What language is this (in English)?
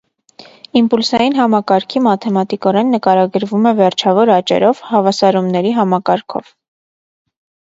Armenian